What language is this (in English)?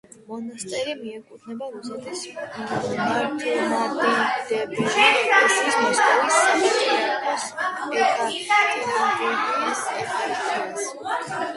Georgian